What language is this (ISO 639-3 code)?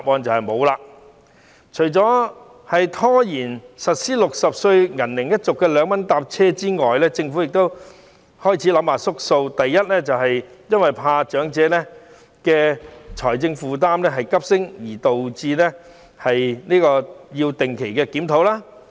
yue